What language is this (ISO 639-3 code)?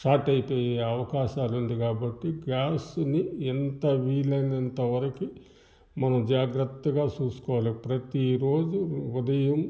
tel